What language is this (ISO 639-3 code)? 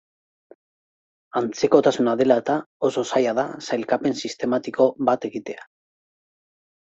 eus